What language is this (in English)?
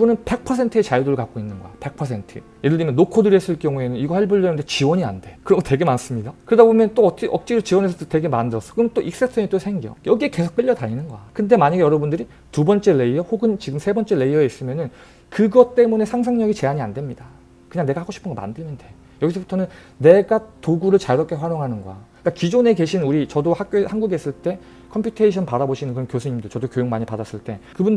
Korean